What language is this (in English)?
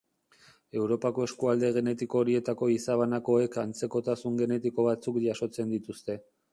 Basque